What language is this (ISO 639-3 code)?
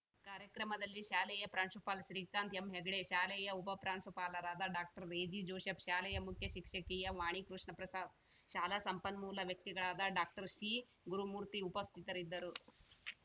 kan